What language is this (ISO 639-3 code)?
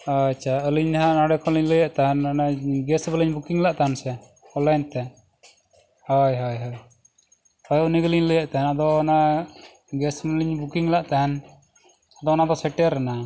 sat